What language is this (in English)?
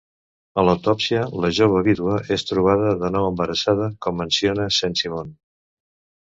Catalan